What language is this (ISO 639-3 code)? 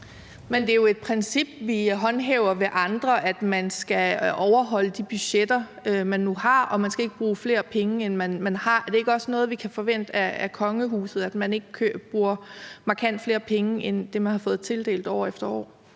dan